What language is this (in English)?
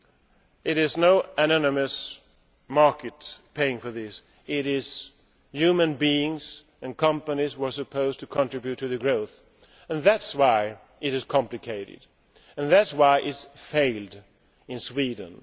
English